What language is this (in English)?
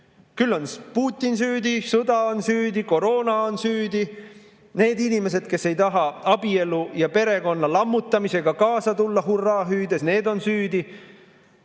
Estonian